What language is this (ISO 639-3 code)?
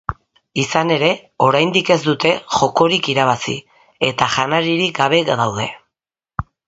eus